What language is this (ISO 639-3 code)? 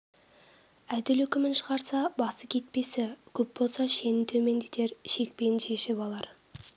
kaz